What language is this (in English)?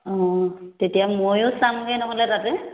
Assamese